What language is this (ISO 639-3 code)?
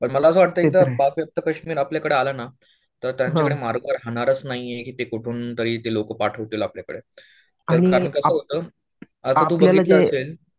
mar